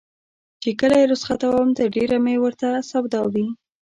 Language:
Pashto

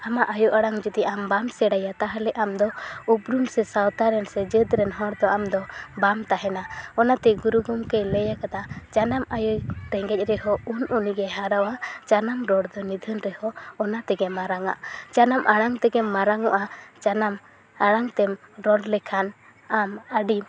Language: Santali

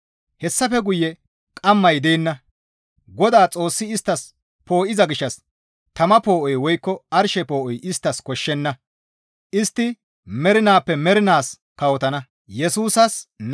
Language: Gamo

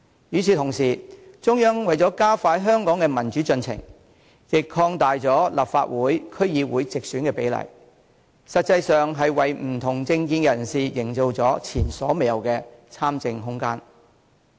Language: Cantonese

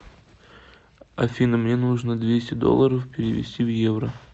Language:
Russian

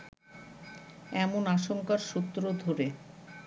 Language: Bangla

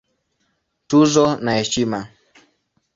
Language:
Swahili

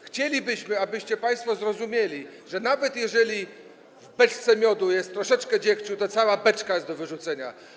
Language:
Polish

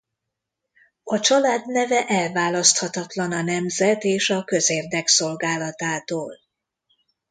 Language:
Hungarian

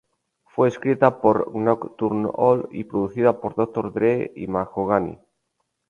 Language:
Spanish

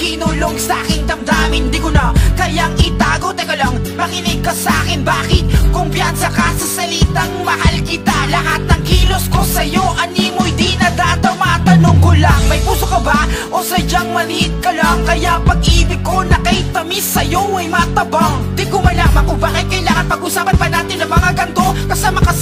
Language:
Filipino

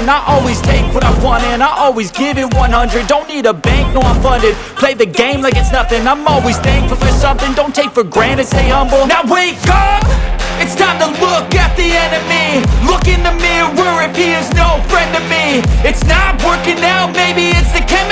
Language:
Polish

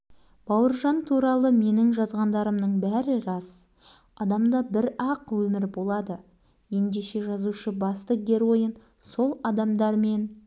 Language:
Kazakh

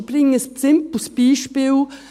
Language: Swiss German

